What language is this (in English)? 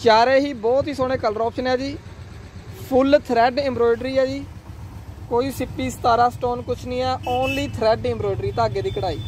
Hindi